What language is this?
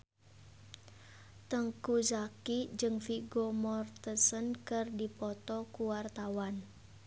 Sundanese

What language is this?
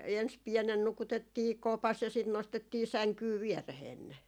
Finnish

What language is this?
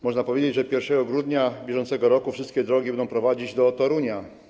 Polish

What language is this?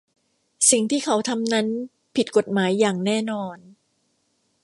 Thai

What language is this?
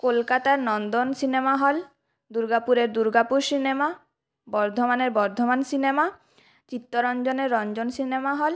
Bangla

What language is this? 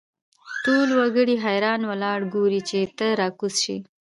Pashto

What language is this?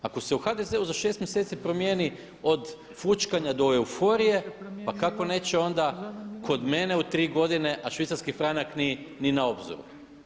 Croatian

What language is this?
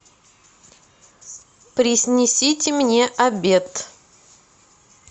Russian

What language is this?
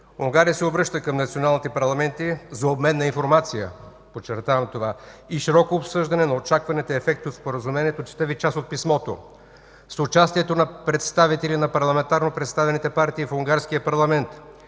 Bulgarian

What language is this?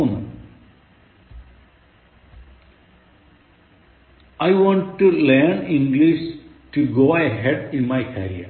Malayalam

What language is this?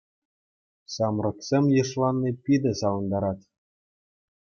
Chuvash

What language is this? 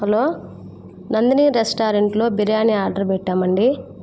Telugu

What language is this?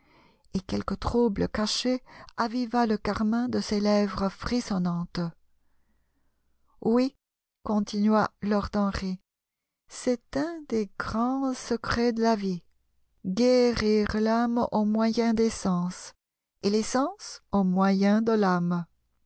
French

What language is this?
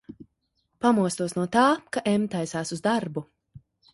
Latvian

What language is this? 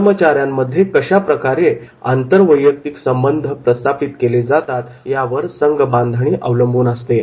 Marathi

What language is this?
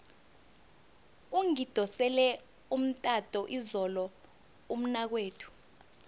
South Ndebele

